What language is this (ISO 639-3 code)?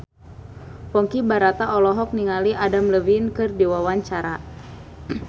sun